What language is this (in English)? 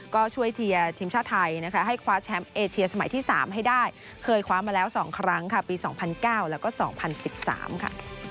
Thai